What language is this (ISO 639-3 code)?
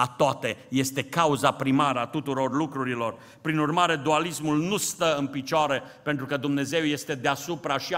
ron